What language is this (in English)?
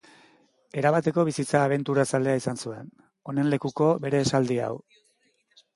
Basque